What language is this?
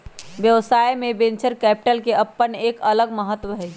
Magahi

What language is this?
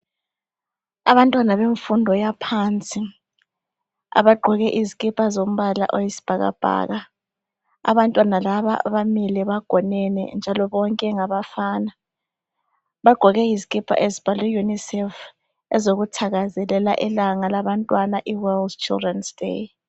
North Ndebele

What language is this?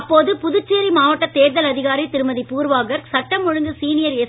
Tamil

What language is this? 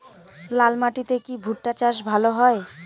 Bangla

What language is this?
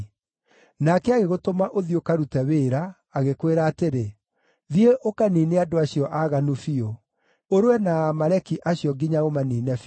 Kikuyu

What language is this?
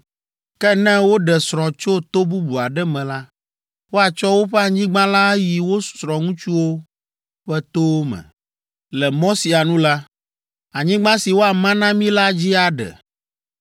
Ewe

